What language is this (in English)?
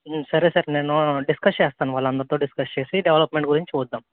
Telugu